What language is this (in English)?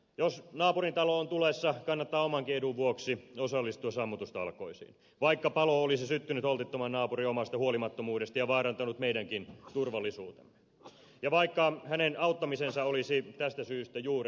Finnish